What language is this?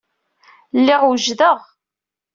Kabyle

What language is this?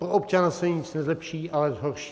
Czech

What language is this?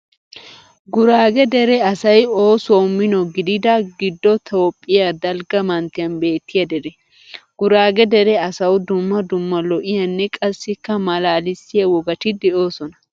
Wolaytta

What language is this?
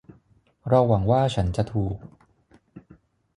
Thai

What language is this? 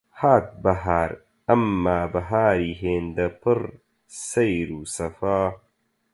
Central Kurdish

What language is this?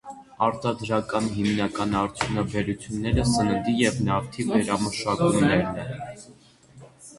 Armenian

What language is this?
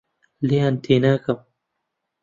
Central Kurdish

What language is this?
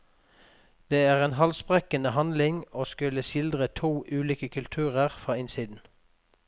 Norwegian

